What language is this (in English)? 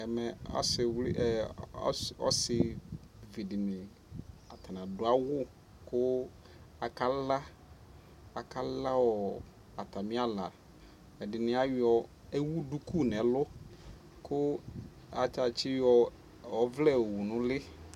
Ikposo